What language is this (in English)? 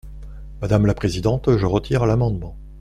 French